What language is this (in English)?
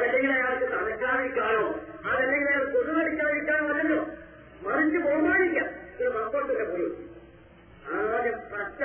Malayalam